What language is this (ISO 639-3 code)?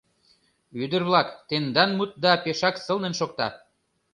chm